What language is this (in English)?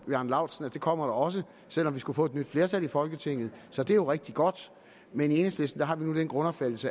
Danish